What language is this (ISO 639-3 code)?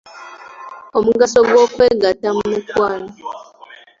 lug